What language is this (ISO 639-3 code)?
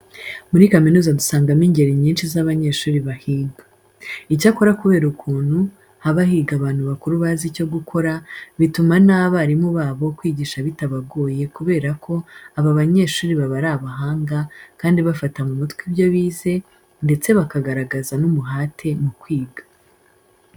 kin